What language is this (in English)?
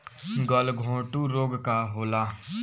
Bhojpuri